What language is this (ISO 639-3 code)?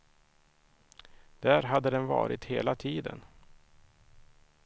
swe